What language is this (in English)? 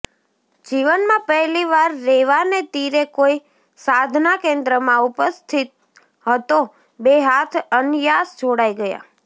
Gujarati